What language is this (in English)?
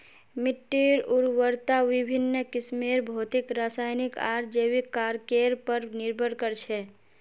Magahi